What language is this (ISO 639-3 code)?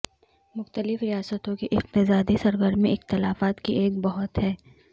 urd